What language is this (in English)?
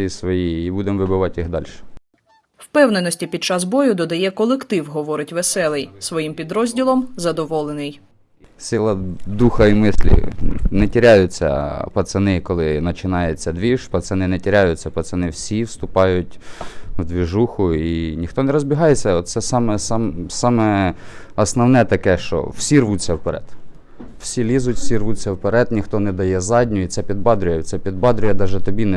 Ukrainian